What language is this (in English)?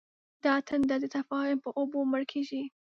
Pashto